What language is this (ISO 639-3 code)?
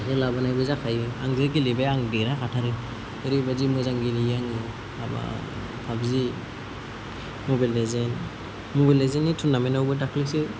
brx